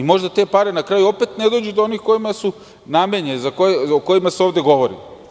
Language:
Serbian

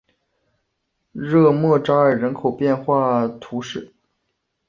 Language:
Chinese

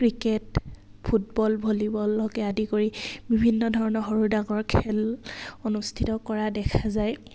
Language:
Assamese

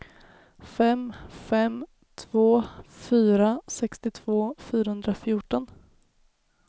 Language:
Swedish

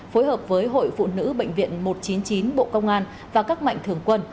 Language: Vietnamese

